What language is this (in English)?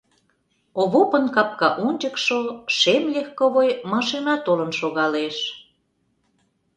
Mari